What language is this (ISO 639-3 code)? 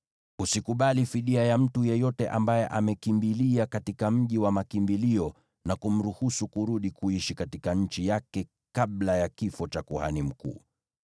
swa